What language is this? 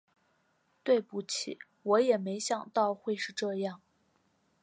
Chinese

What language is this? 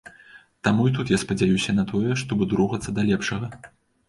Belarusian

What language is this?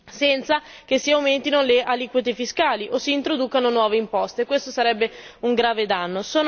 Italian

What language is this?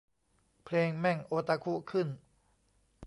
Thai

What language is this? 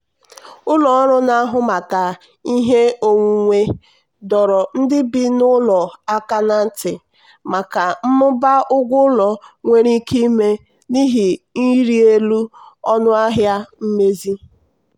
Igbo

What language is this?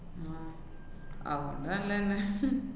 Malayalam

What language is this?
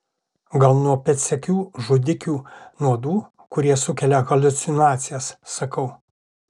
Lithuanian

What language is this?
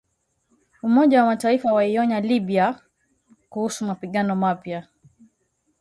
Swahili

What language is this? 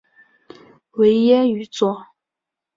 Chinese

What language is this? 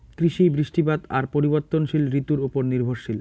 Bangla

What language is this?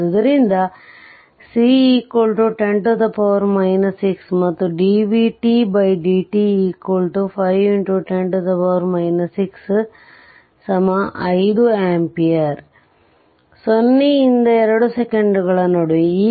Kannada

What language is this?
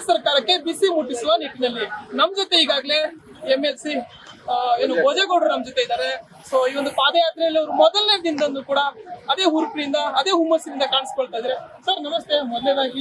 Kannada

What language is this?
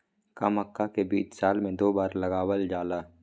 Magahi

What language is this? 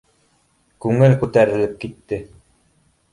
Bashkir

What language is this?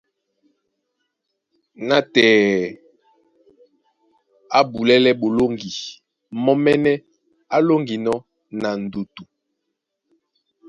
Duala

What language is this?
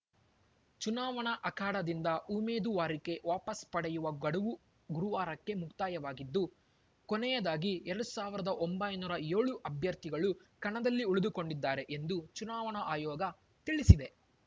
Kannada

